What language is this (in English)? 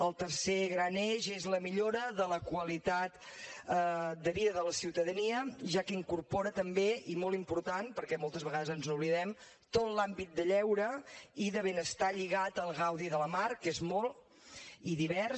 Catalan